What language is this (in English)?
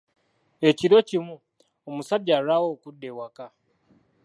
Ganda